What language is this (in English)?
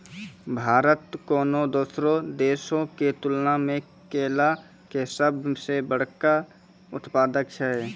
Maithili